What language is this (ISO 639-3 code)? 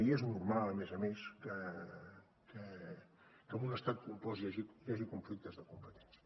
cat